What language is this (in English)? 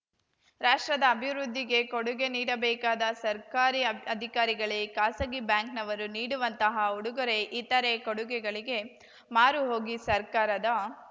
Kannada